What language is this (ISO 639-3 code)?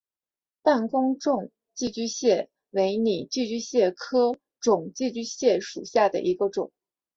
zho